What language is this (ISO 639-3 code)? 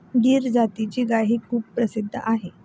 mar